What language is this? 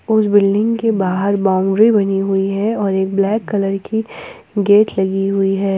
Hindi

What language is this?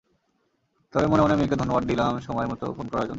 Bangla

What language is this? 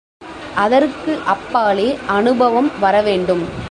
Tamil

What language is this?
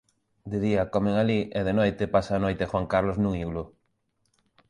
Galician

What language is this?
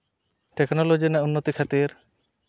Santali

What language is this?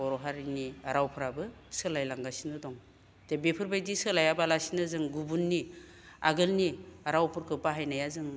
Bodo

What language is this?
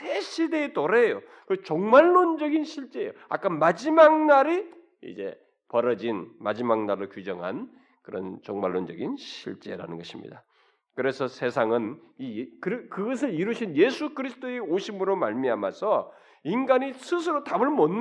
Korean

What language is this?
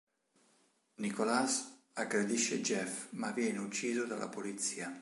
Italian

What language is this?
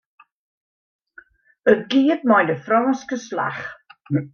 Western Frisian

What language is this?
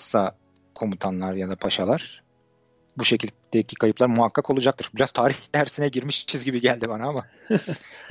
Turkish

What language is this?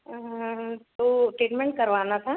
Hindi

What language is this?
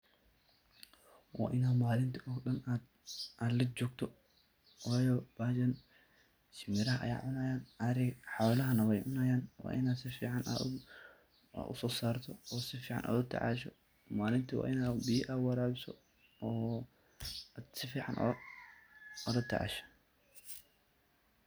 Somali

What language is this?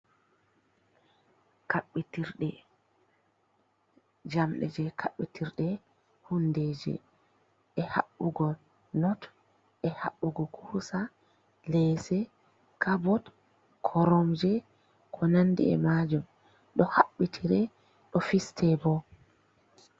Fula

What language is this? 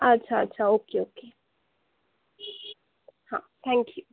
Marathi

